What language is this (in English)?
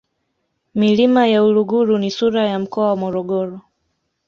Swahili